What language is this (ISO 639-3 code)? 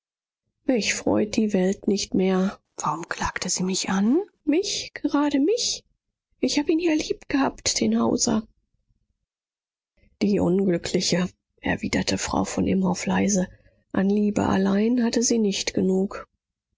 deu